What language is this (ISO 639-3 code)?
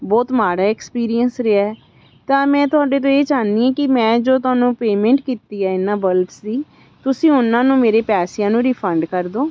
pan